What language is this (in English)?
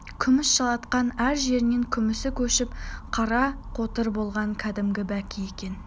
Kazakh